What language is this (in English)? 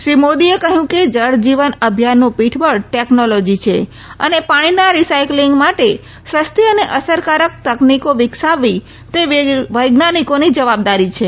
Gujarati